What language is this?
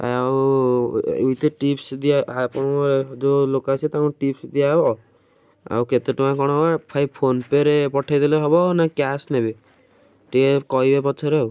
Odia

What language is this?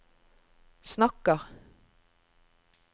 Norwegian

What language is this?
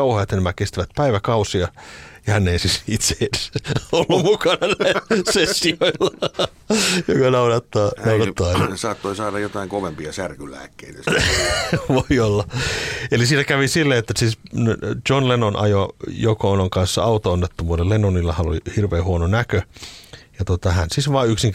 Finnish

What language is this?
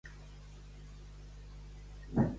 Catalan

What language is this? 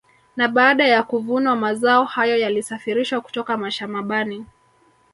Swahili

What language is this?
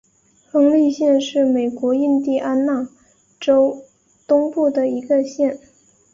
Chinese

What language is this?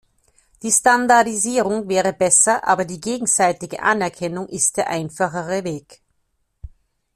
German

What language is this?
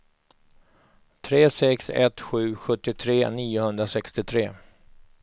Swedish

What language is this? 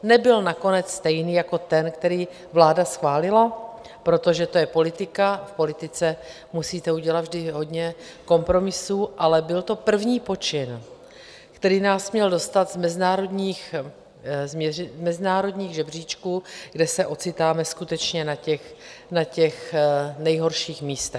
Czech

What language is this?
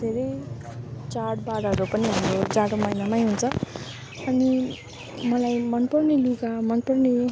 Nepali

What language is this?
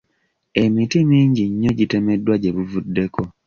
Ganda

